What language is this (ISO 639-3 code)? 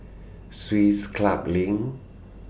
eng